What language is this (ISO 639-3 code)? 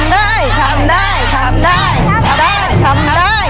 tha